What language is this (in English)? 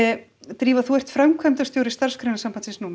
Icelandic